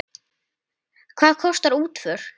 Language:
Icelandic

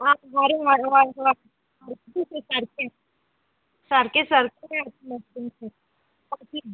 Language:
Konkani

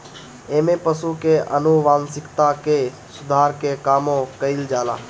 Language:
Bhojpuri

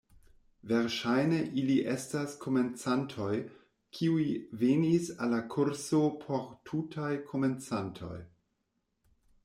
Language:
Esperanto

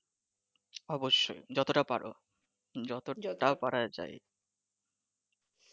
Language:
Bangla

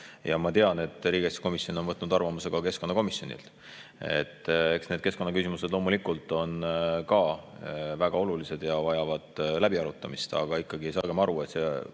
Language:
Estonian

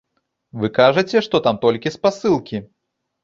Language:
Belarusian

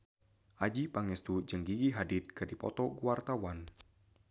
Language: Sundanese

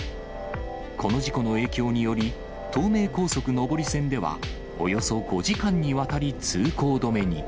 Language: Japanese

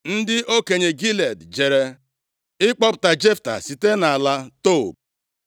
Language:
Igbo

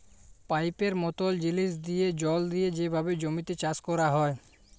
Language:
Bangla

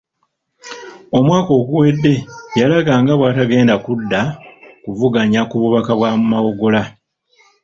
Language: Ganda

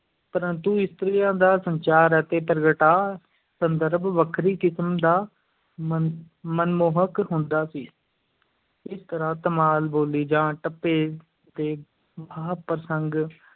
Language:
Punjabi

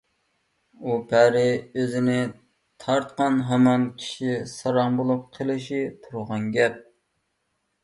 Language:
Uyghur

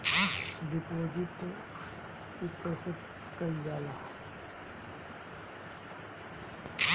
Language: Bhojpuri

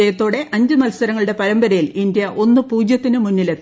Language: Malayalam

